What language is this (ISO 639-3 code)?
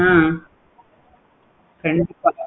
tam